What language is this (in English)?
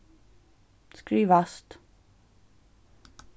Faroese